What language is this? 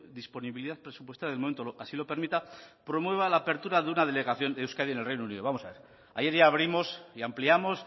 Spanish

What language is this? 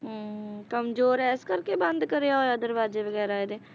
Punjabi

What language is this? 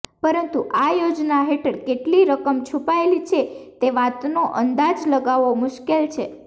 Gujarati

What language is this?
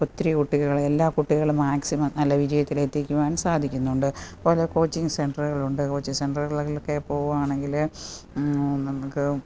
Malayalam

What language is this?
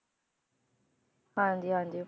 Punjabi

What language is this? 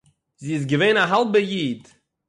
Yiddish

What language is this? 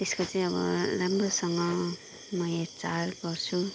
Nepali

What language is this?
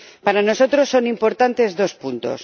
Spanish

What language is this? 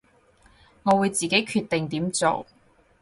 Cantonese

